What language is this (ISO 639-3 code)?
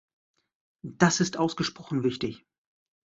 deu